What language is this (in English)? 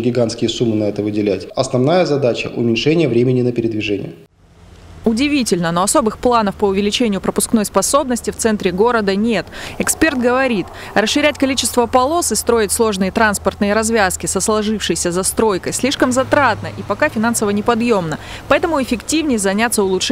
Russian